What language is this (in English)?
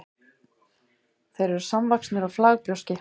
Icelandic